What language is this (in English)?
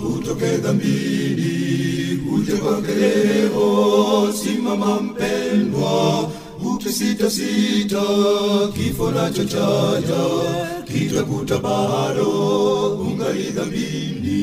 Swahili